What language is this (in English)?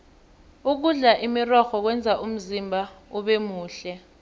South Ndebele